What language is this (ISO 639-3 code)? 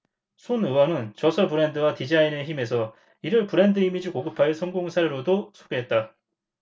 kor